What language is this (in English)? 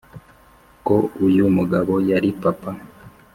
Kinyarwanda